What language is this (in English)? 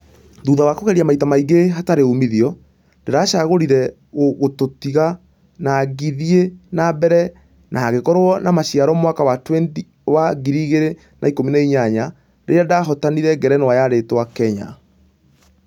Kikuyu